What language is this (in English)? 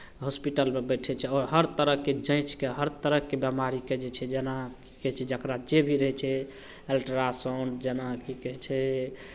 Maithili